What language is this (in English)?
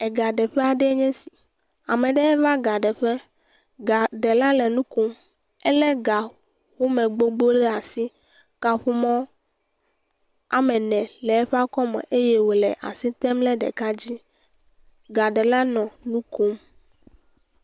Ewe